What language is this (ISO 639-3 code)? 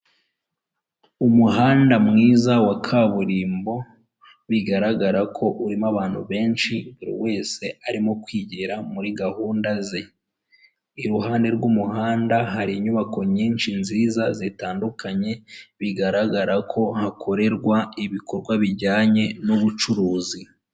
kin